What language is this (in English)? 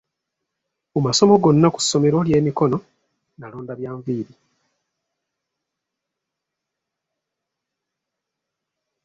Ganda